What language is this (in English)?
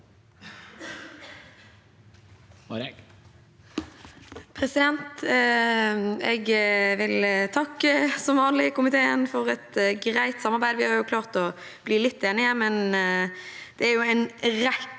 Norwegian